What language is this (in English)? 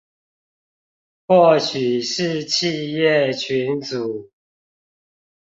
Chinese